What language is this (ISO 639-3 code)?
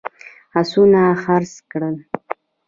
pus